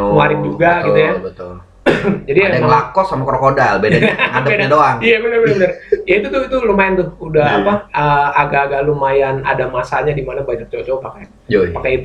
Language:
Indonesian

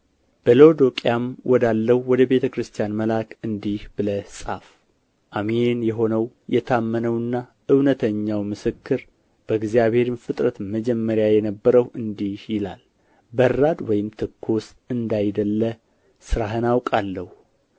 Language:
Amharic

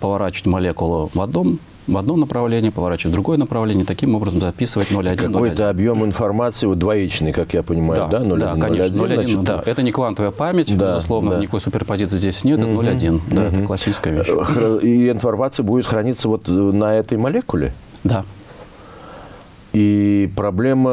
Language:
Russian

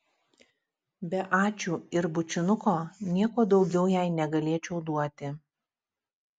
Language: Lithuanian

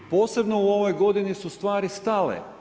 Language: Croatian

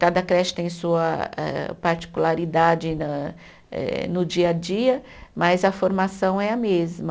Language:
Portuguese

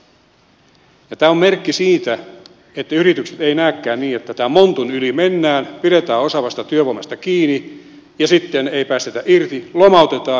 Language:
Finnish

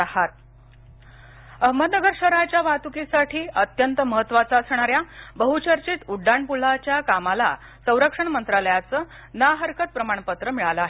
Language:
Marathi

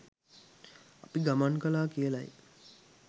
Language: Sinhala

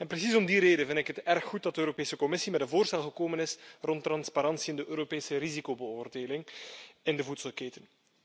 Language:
Dutch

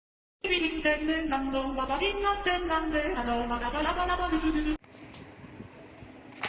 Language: Hindi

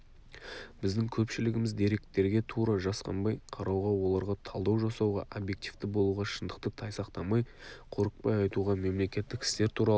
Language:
Kazakh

